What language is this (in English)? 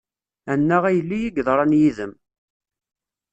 Kabyle